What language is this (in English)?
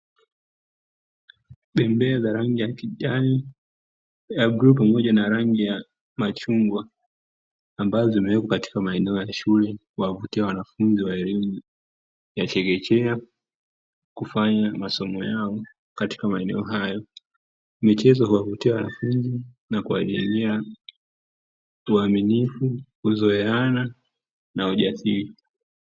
Swahili